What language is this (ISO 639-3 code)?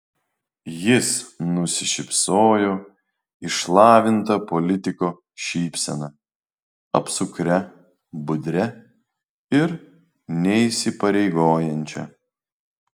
lit